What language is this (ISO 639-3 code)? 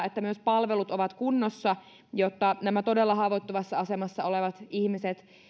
fin